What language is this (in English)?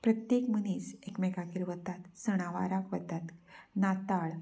Konkani